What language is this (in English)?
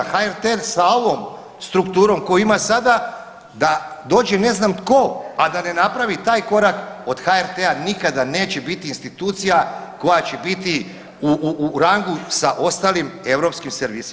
Croatian